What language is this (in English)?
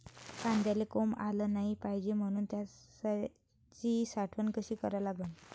Marathi